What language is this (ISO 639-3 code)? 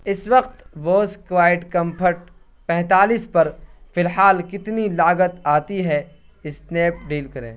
urd